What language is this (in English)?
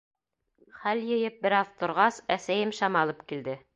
Bashkir